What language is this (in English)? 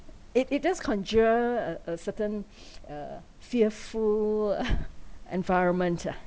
English